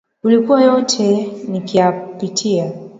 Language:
Swahili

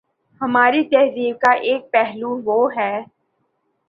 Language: Urdu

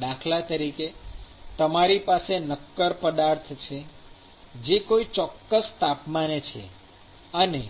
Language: Gujarati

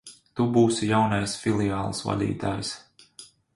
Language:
Latvian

